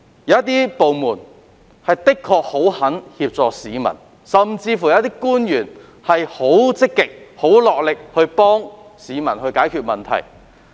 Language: Cantonese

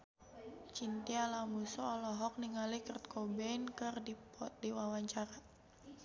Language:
Sundanese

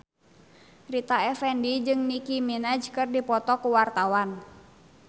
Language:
Sundanese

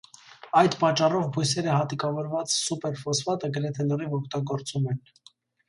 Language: Armenian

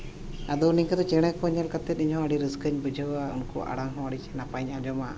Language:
Santali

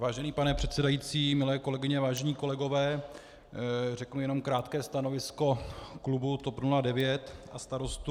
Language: Czech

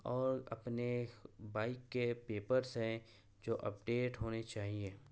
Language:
Urdu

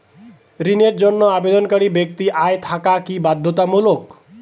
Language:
Bangla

